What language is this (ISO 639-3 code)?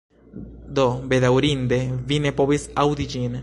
epo